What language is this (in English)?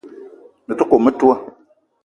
Eton (Cameroon)